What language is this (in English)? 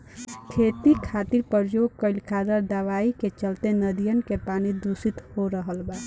Bhojpuri